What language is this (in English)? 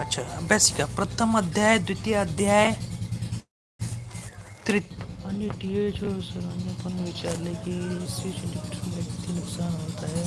Hindi